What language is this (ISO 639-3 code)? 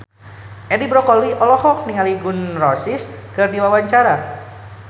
sun